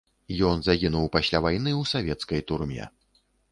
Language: Belarusian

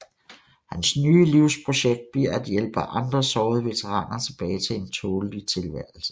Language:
Danish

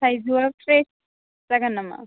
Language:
Bodo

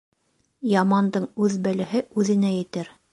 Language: Bashkir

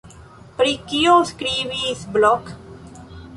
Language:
Esperanto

